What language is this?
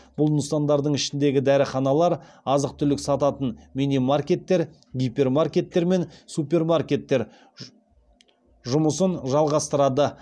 Kazakh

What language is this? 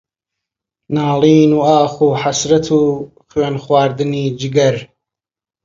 Central Kurdish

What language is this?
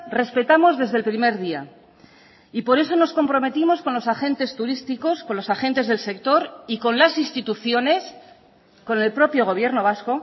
Spanish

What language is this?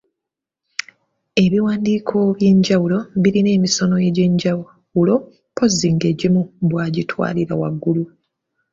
Ganda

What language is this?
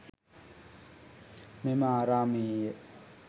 Sinhala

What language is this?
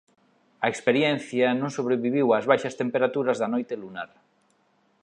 Galician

